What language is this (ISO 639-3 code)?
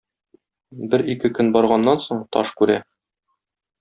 tat